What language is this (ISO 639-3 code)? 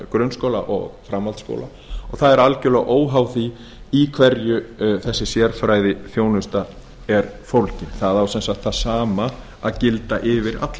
isl